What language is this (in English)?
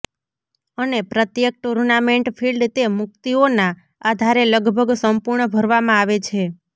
Gujarati